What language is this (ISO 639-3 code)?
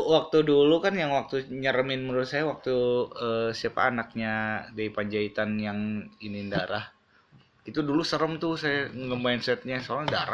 ind